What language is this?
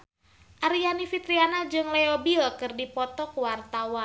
Sundanese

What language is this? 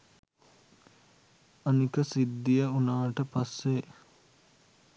Sinhala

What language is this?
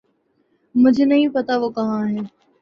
Urdu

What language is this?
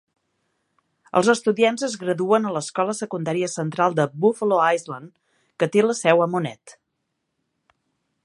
Catalan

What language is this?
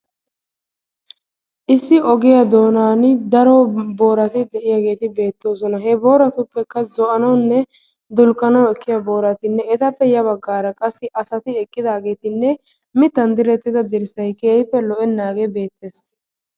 Wolaytta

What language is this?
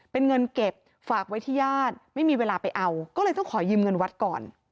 Thai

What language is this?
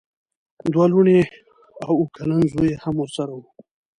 Pashto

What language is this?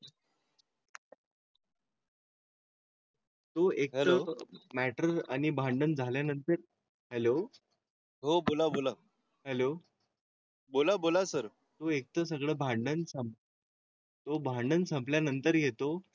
Marathi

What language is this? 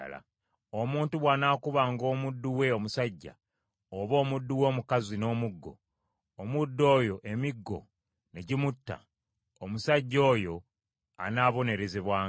Ganda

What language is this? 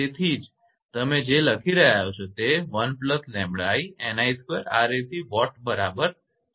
Gujarati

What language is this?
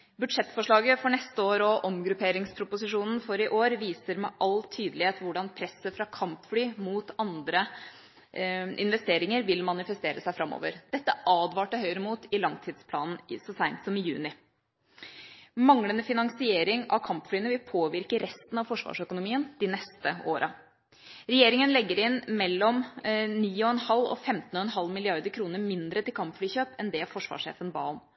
Norwegian Bokmål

